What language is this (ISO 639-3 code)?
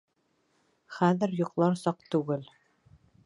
bak